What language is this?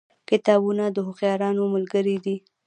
Pashto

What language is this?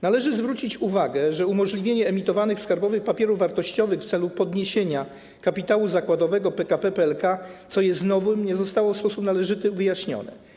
Polish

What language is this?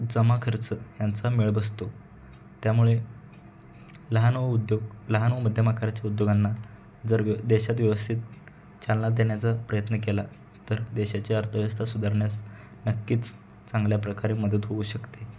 Marathi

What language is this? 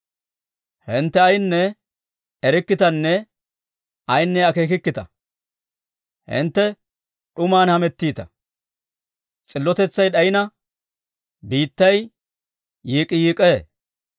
Dawro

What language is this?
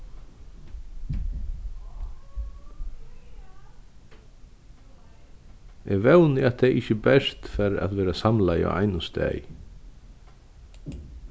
Faroese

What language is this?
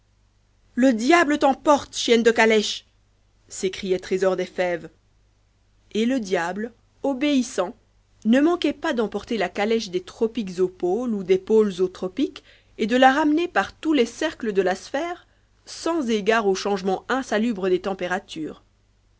French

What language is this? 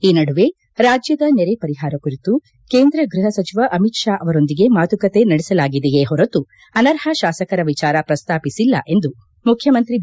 Kannada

